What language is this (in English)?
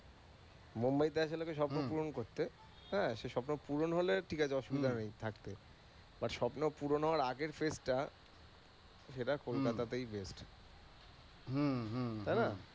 Bangla